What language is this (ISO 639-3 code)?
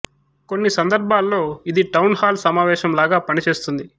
tel